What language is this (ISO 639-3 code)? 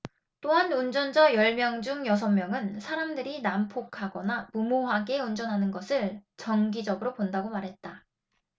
kor